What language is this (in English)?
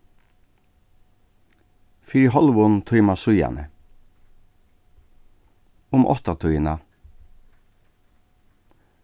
Faroese